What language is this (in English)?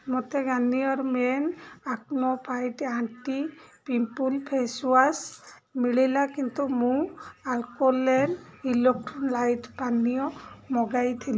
Odia